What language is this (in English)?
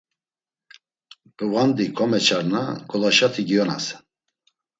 Laz